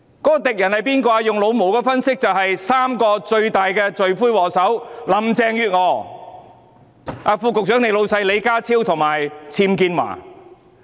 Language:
Cantonese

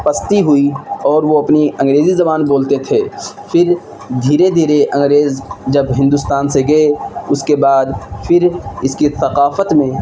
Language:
Urdu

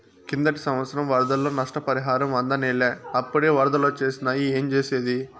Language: Telugu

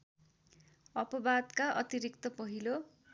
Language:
Nepali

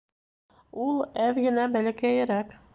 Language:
Bashkir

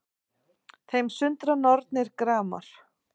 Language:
Icelandic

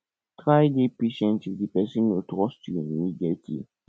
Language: Nigerian Pidgin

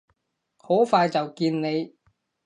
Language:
Cantonese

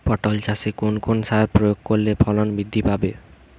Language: Bangla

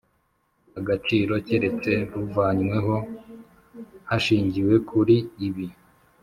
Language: Kinyarwanda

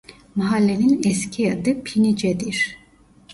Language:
Turkish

